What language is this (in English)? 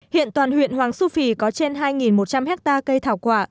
Vietnamese